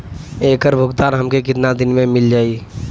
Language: Bhojpuri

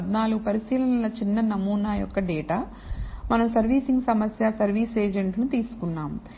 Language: Telugu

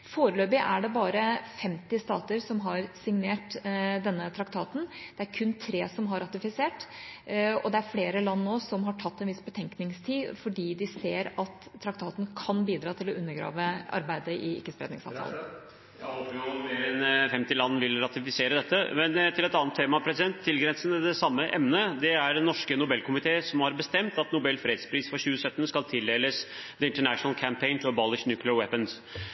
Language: Norwegian Bokmål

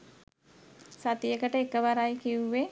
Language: Sinhala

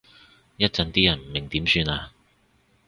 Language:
Cantonese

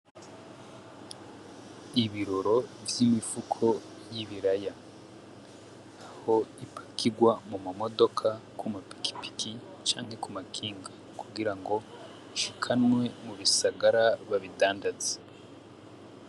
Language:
Rundi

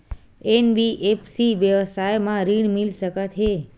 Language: Chhattisgarhi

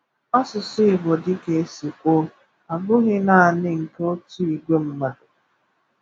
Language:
Igbo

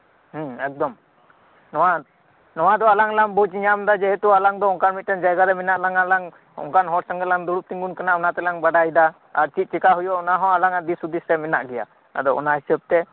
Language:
Santali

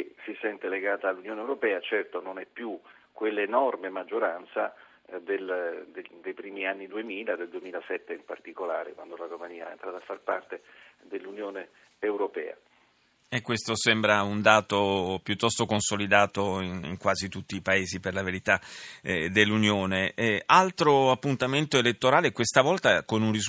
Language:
Italian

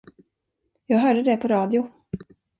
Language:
Swedish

